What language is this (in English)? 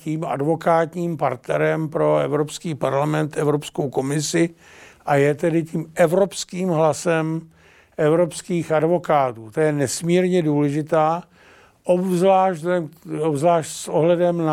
Czech